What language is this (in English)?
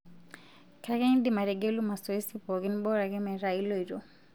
Masai